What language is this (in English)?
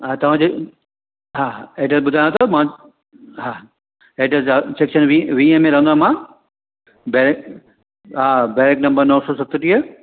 Sindhi